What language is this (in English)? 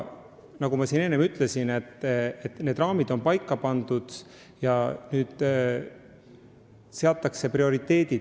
Estonian